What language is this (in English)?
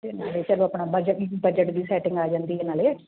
Punjabi